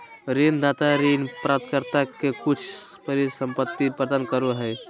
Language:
Magahi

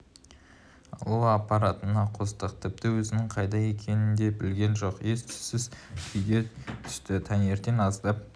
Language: Kazakh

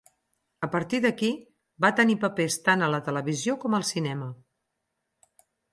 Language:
Catalan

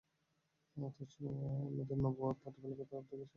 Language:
Bangla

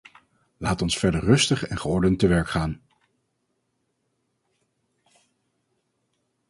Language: Dutch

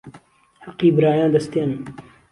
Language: Central Kurdish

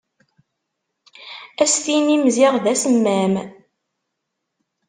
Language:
Kabyle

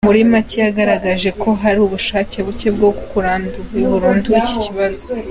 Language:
Kinyarwanda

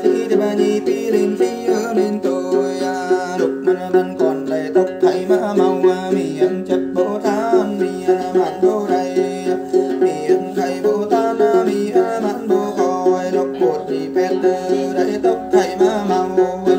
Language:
Thai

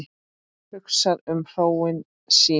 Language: Icelandic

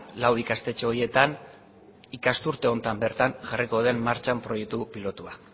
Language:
Basque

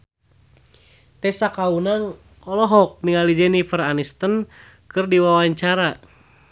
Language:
Sundanese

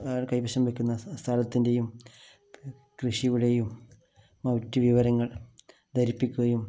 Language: Malayalam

